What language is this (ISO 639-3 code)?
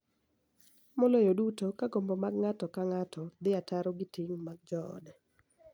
luo